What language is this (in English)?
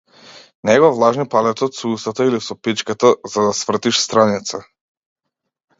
Macedonian